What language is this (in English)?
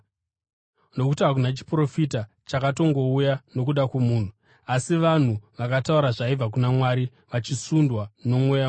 Shona